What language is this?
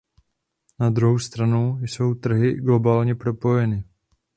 Czech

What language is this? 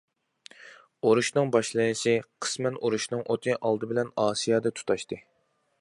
Uyghur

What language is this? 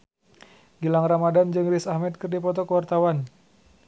Sundanese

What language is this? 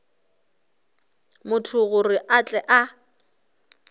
Northern Sotho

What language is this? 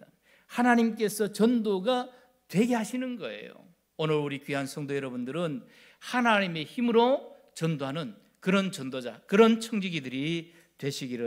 Korean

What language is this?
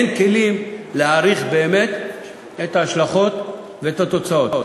Hebrew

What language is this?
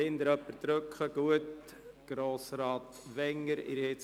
Swiss German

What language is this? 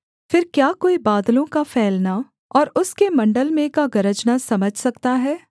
Hindi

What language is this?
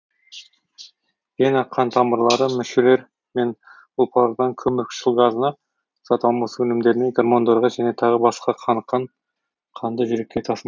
Kazakh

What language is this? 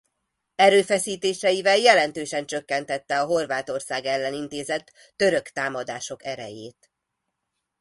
Hungarian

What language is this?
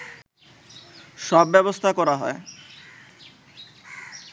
Bangla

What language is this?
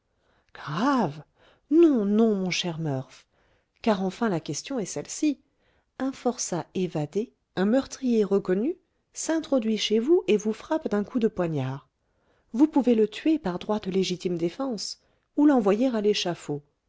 French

